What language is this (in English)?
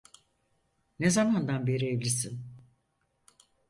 Turkish